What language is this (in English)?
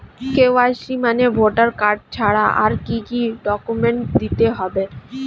Bangla